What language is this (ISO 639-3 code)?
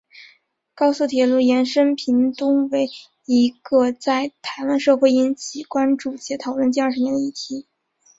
zho